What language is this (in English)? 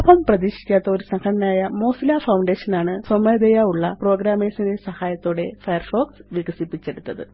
Malayalam